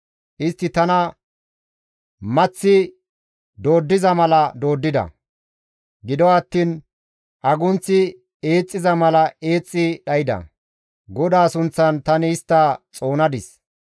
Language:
Gamo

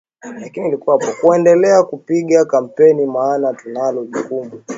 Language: Swahili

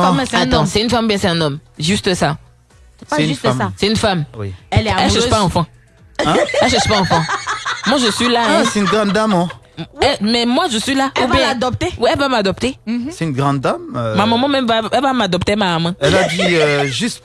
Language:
French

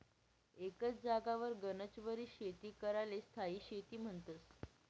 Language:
Marathi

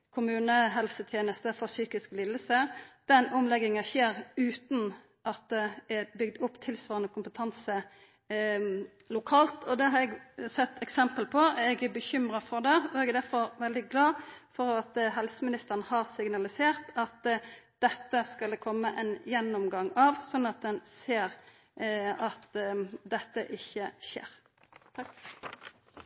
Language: Norwegian Nynorsk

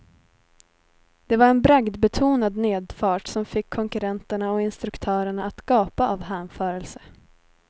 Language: Swedish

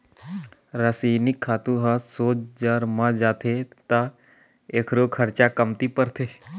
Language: Chhattisgarhi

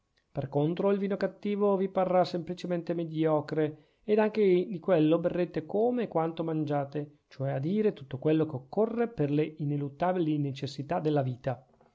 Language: Italian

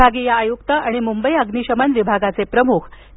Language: Marathi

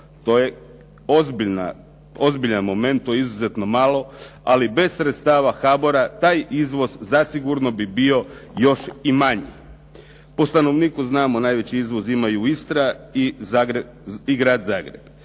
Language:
Croatian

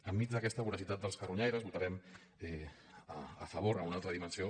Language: Catalan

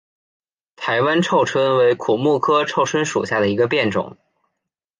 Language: Chinese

